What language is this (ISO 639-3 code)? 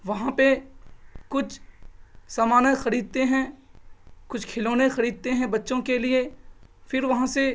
urd